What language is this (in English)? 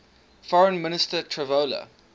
English